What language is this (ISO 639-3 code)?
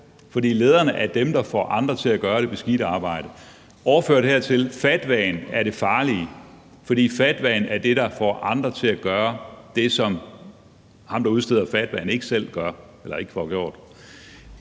dan